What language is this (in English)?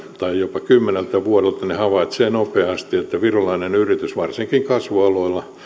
Finnish